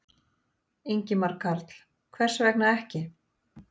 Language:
Icelandic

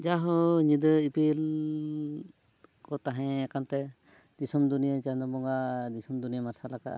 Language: Santali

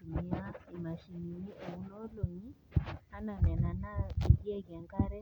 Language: Masai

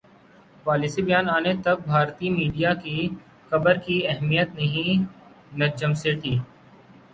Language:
Urdu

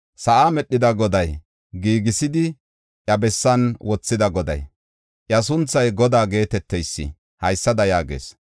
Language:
Gofa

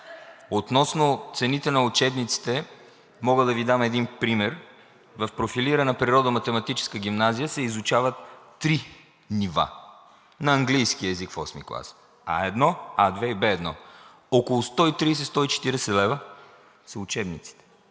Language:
Bulgarian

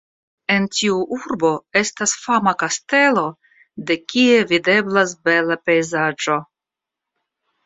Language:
Esperanto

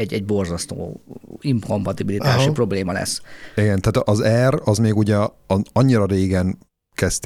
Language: Hungarian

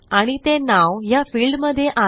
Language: Marathi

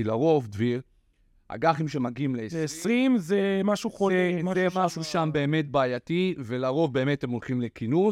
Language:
Hebrew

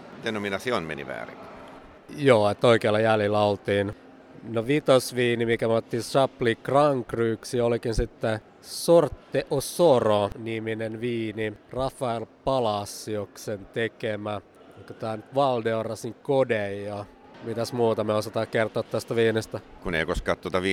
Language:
Finnish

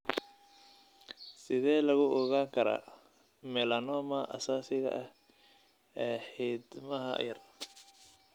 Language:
Somali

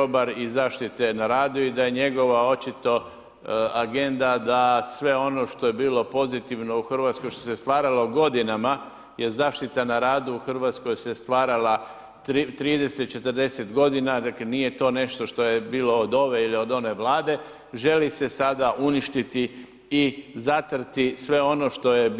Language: Croatian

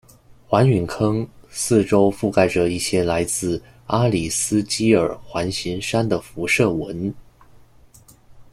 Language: Chinese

